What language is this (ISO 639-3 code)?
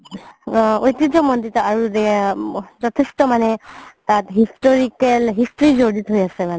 asm